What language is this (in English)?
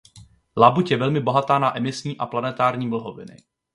Czech